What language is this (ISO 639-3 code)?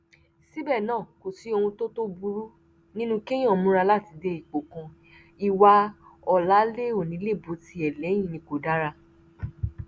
yor